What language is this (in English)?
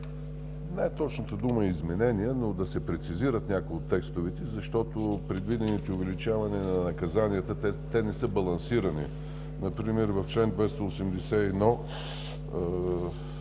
Bulgarian